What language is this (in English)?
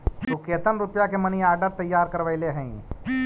Magahi